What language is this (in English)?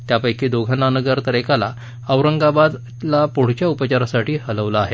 Marathi